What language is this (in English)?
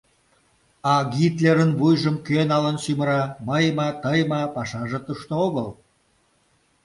Mari